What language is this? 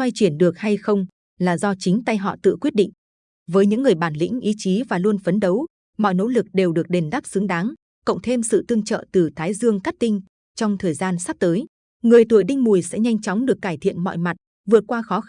Vietnamese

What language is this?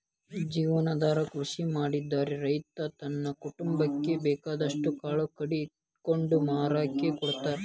Kannada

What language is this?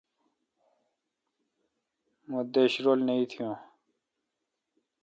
Kalkoti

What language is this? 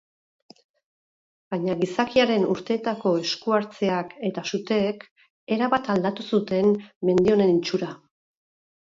Basque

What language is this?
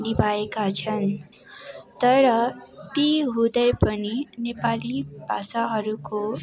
Nepali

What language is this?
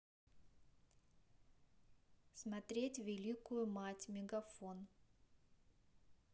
Russian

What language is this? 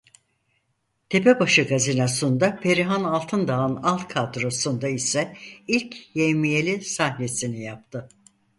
Turkish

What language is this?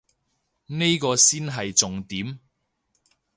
Cantonese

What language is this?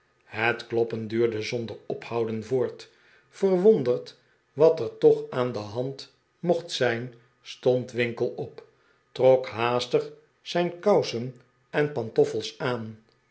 Dutch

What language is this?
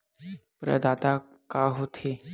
Chhattisgarhi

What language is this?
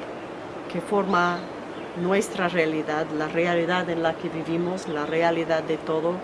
Spanish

